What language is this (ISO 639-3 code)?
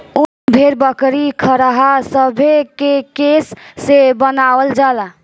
bho